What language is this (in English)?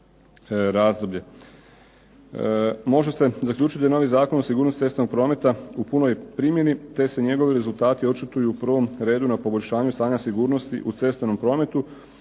Croatian